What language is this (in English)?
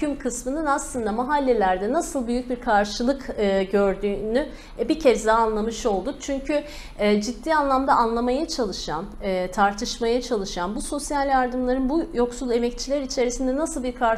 Turkish